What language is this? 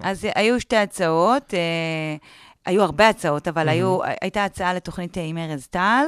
Hebrew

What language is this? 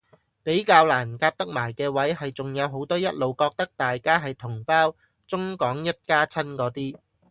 Cantonese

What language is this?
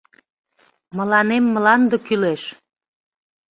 Mari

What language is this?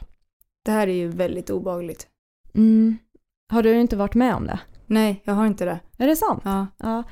Swedish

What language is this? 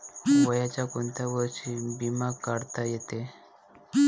Marathi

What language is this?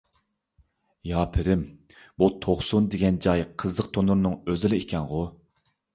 Uyghur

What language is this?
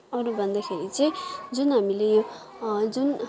Nepali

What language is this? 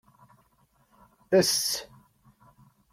Kabyle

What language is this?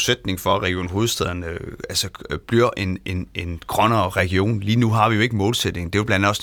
Danish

